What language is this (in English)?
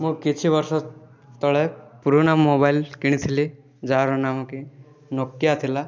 Odia